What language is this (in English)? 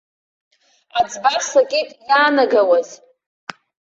Abkhazian